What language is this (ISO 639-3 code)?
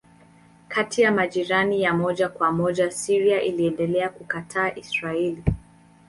swa